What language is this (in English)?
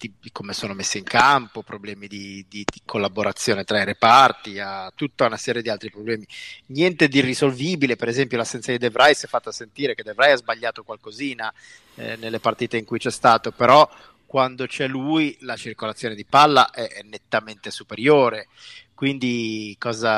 Italian